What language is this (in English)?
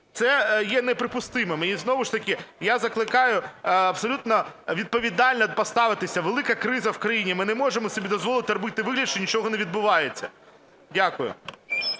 Ukrainian